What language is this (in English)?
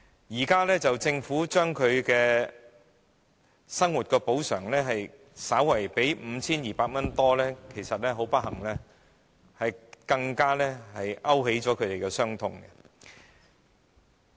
Cantonese